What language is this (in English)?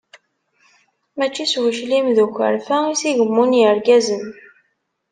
Kabyle